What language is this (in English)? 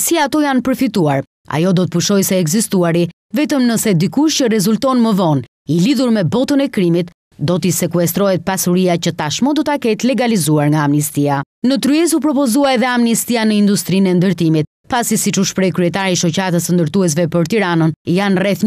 Romanian